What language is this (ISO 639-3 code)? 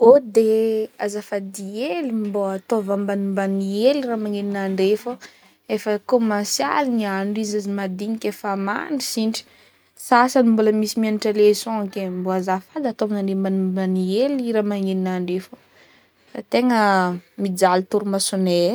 bmm